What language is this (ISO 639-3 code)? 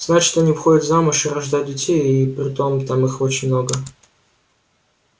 rus